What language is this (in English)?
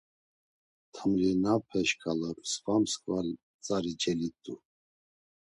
Laz